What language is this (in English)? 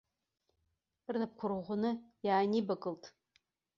Abkhazian